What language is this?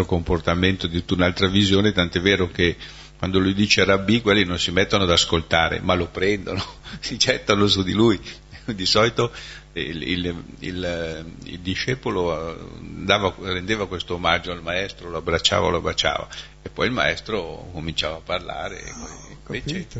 Italian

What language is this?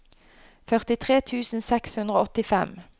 Norwegian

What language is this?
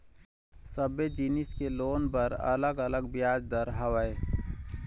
Chhattisgarhi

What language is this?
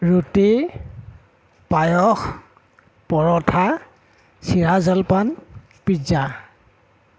Assamese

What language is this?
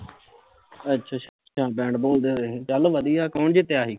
Punjabi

